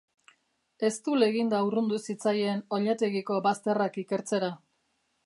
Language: Basque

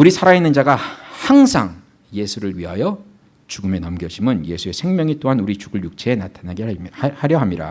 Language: Korean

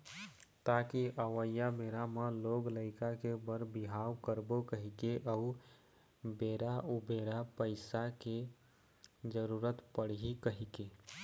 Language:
Chhattisgarhi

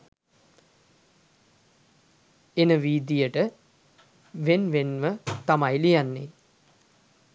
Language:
Sinhala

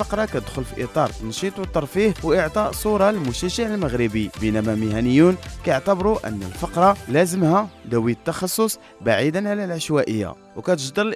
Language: Arabic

